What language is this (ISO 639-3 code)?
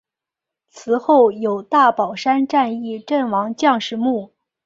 zho